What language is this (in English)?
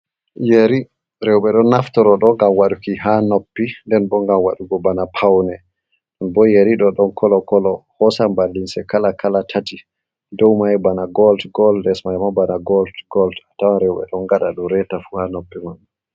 Fula